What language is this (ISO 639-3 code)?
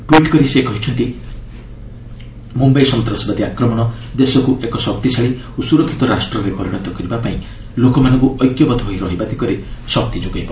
ori